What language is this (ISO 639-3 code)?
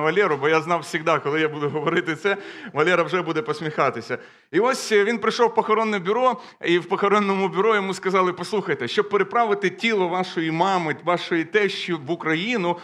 ukr